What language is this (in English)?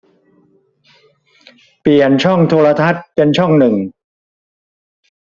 Thai